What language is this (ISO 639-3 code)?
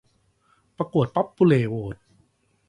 tha